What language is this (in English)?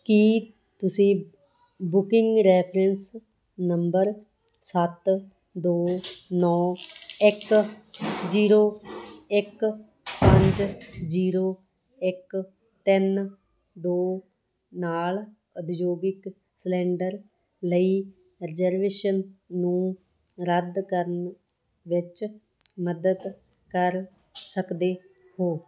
Punjabi